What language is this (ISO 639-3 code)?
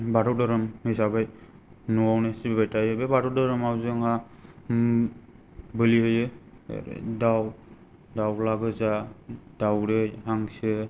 brx